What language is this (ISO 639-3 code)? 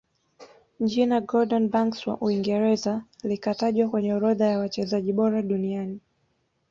swa